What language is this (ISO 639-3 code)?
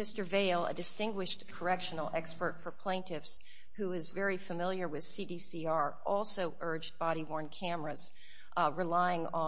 eng